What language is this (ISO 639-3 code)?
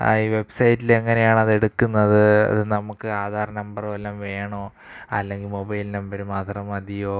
mal